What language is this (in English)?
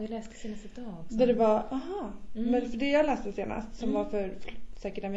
Swedish